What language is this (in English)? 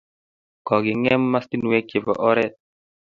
Kalenjin